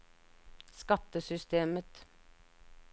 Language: Norwegian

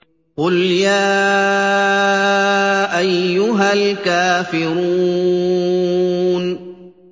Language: Arabic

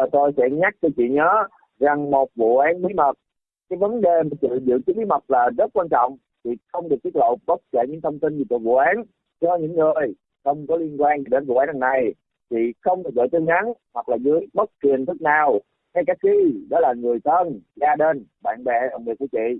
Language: Vietnamese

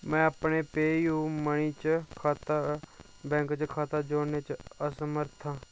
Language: Dogri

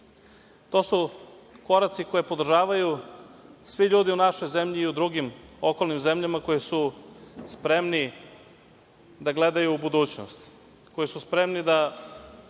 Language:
Serbian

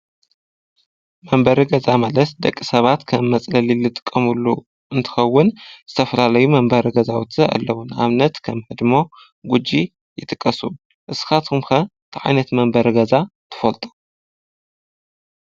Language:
Tigrinya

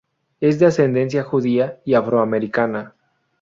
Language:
Spanish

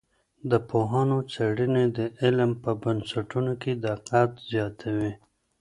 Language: Pashto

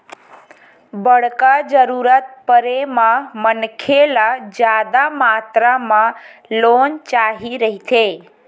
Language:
Chhattisgarhi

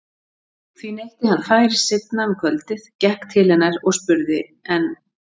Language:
Icelandic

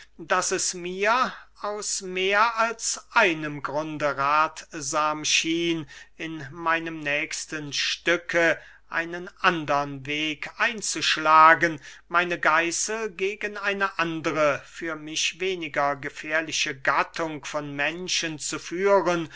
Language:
German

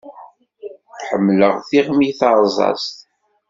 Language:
Kabyle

